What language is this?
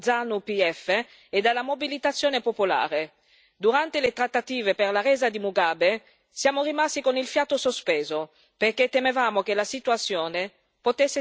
Italian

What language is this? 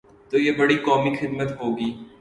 Urdu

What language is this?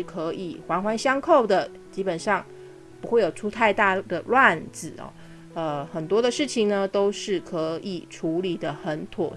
Chinese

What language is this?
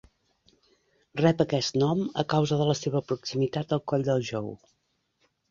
Catalan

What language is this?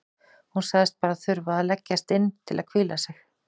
Icelandic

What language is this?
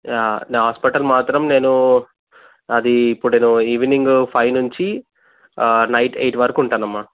Telugu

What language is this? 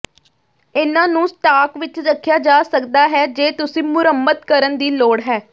Punjabi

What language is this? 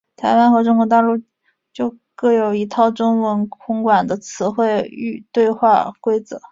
Chinese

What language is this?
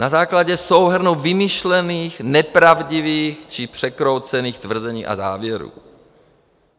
Czech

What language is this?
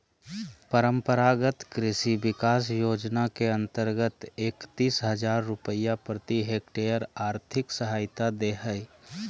Magahi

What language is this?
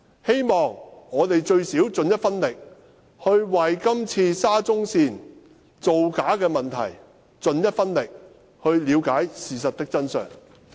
Cantonese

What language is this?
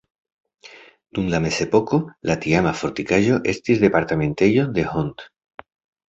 Esperanto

